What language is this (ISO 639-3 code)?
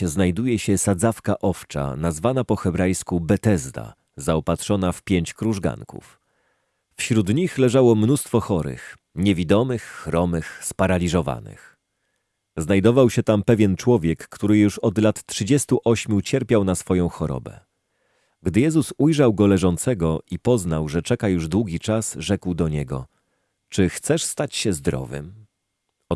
pol